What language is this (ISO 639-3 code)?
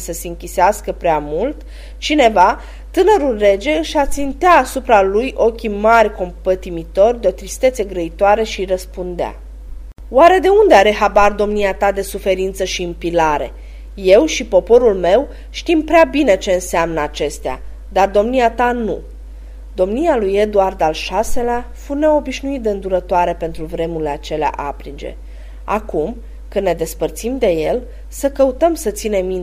ron